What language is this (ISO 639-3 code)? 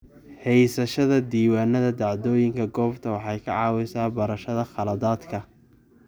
som